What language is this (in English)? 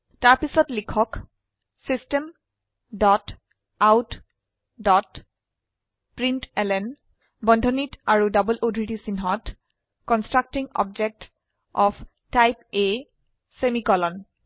Assamese